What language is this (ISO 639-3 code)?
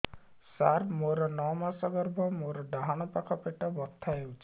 ori